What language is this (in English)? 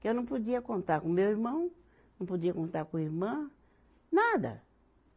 Portuguese